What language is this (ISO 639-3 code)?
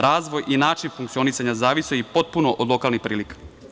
srp